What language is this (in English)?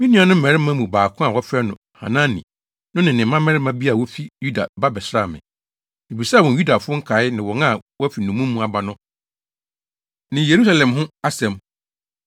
Akan